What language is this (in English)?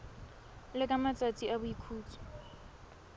Tswana